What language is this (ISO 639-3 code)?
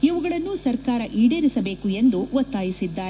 kan